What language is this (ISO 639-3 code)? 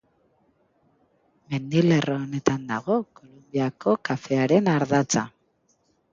eus